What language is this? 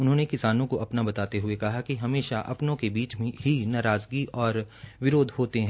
Hindi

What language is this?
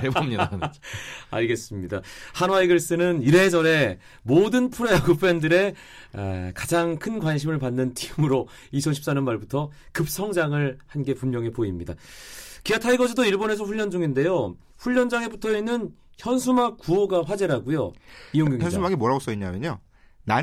Korean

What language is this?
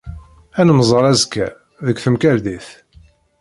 Kabyle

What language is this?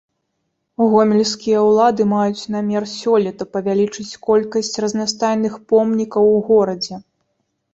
Belarusian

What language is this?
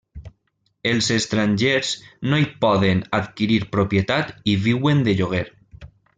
Catalan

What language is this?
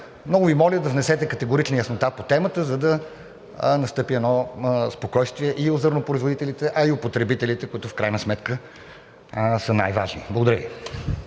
Bulgarian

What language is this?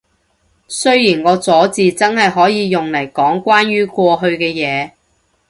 Cantonese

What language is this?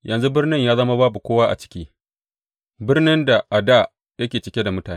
Hausa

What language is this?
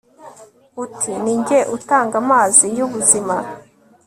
Kinyarwanda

